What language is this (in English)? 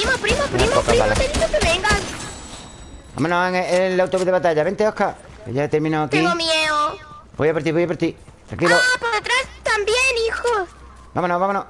Spanish